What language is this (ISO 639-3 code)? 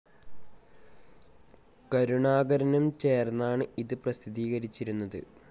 mal